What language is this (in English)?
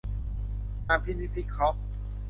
Thai